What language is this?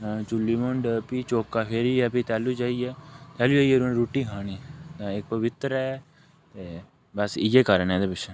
Dogri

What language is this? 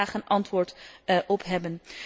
Dutch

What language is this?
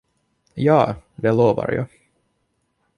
Swedish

